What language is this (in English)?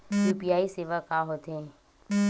Chhattisgarhi